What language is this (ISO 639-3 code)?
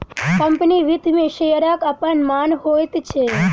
mai